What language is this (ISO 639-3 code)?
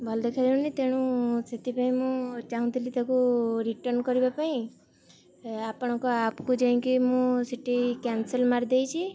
ori